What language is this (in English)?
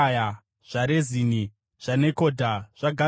Shona